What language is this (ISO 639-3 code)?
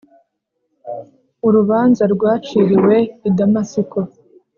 kin